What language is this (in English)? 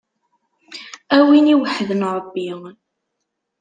Kabyle